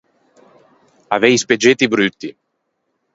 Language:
Ligurian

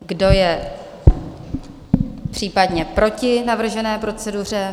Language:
Czech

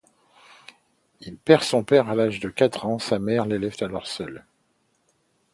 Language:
French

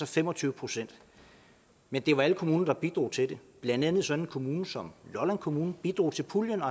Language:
Danish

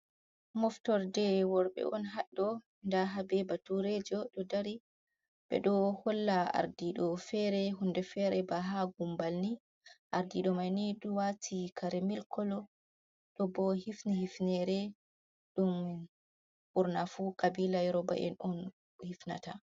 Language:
Fula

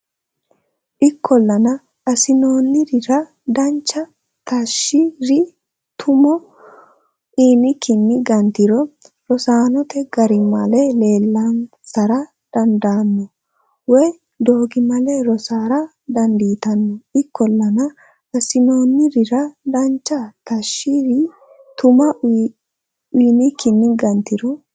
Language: Sidamo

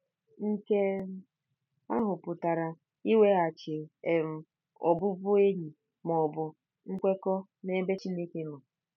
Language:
Igbo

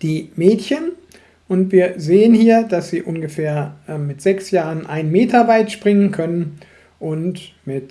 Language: German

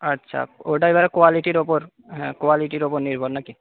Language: Bangla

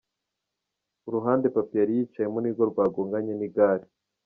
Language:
Kinyarwanda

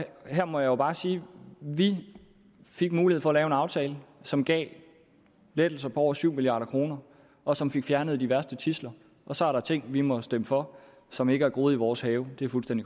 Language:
Danish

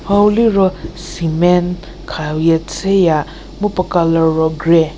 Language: Angami Naga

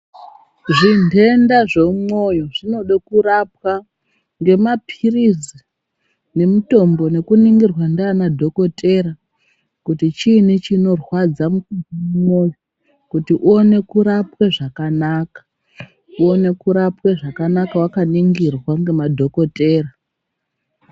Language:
Ndau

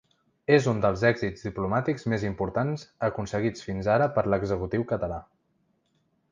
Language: Catalan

